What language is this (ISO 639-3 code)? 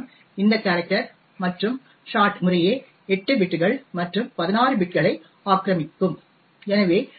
tam